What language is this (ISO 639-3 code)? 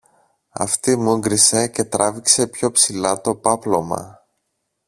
ell